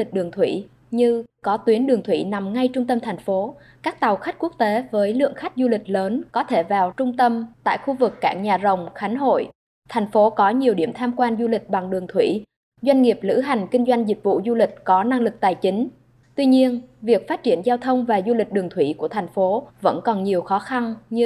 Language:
Vietnamese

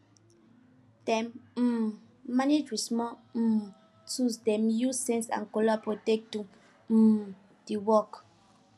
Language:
Nigerian Pidgin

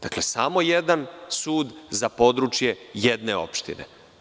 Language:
Serbian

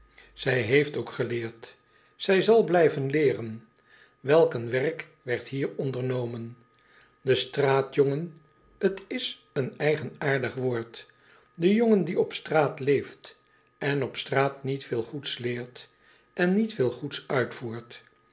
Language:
Dutch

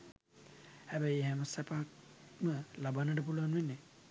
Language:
Sinhala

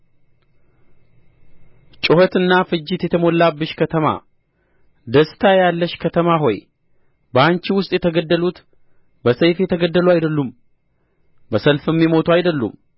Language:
Amharic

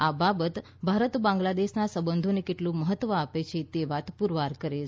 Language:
Gujarati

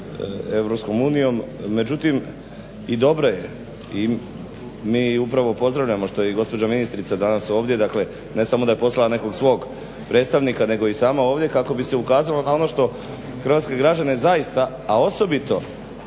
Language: Croatian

